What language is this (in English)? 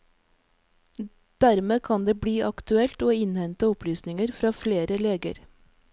Norwegian